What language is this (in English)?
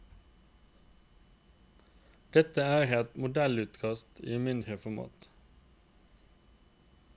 Norwegian